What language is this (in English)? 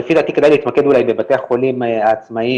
Hebrew